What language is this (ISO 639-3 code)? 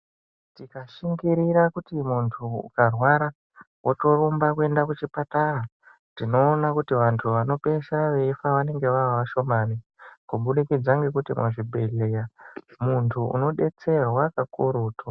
ndc